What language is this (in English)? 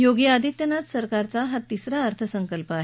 Marathi